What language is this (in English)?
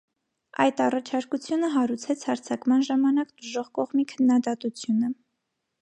Armenian